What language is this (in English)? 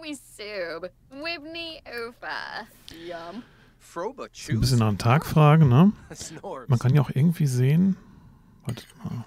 German